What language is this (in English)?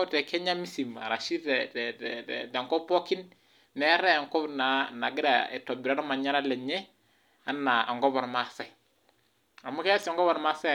Masai